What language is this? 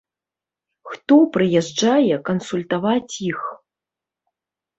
Belarusian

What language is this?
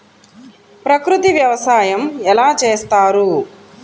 Telugu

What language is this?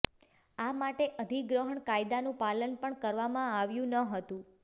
Gujarati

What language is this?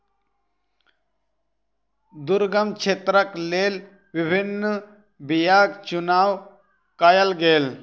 Maithili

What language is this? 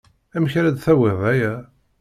Kabyle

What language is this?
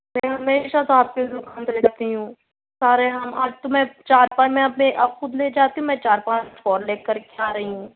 Urdu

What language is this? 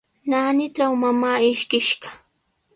Sihuas Ancash Quechua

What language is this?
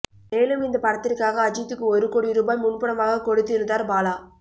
Tamil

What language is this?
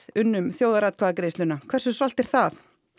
Icelandic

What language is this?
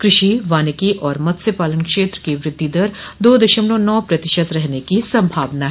Hindi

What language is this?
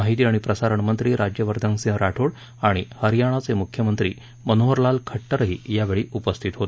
Marathi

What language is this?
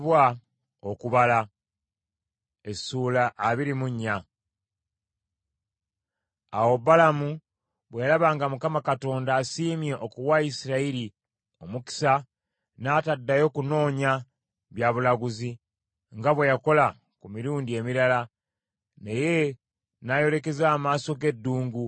Ganda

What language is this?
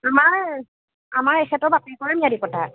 Assamese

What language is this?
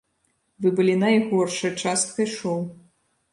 Belarusian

